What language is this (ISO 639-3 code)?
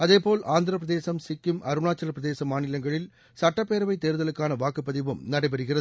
tam